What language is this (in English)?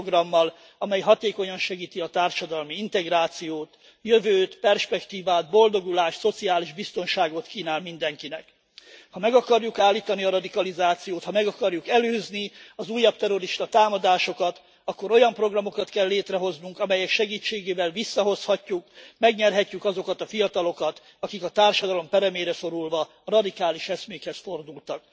Hungarian